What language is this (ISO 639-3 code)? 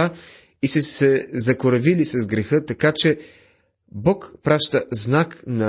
bul